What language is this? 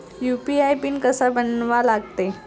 Marathi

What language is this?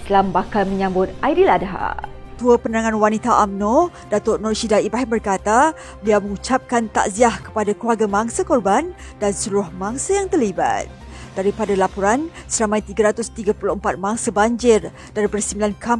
Malay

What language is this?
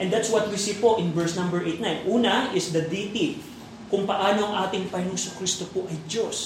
Filipino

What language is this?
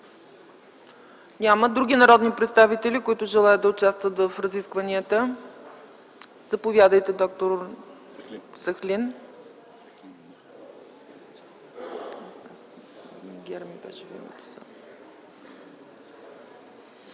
Bulgarian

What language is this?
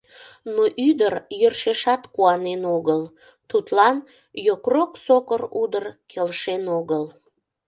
Mari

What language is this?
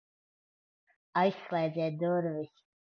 Latvian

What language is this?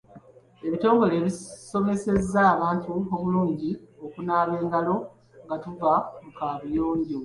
Ganda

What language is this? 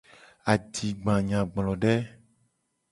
Gen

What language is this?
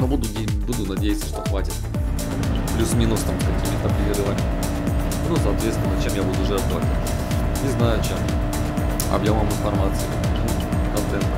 Russian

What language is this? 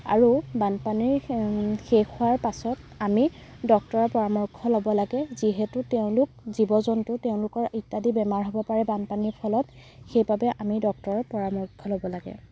Assamese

